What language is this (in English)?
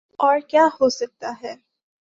Urdu